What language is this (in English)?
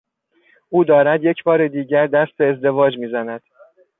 Persian